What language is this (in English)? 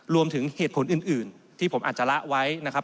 Thai